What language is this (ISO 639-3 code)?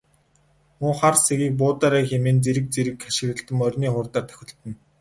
mon